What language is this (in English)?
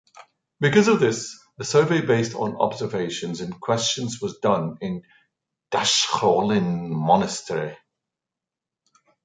English